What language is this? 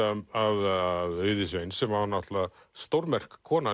Icelandic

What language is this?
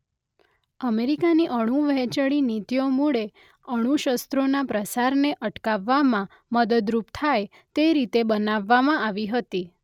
Gujarati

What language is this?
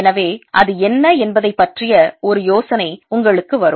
Tamil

